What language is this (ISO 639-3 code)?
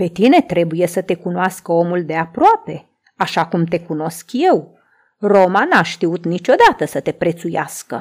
ron